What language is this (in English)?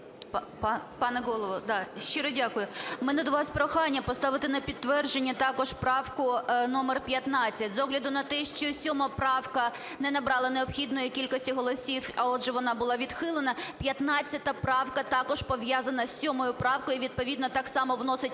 Ukrainian